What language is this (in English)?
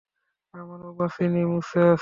Bangla